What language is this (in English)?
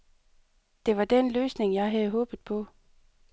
Danish